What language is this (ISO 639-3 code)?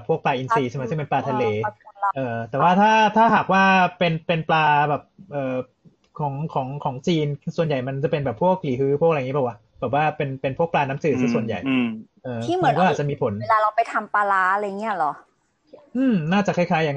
tha